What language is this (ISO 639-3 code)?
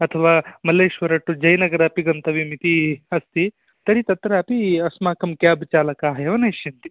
san